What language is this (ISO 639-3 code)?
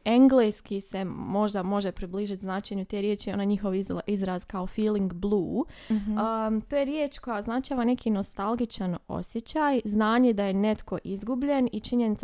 hrv